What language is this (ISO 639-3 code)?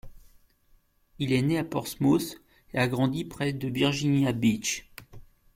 fra